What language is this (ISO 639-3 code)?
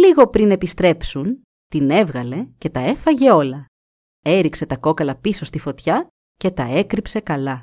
ell